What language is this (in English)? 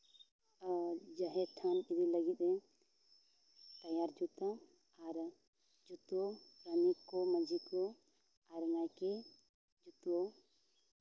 Santali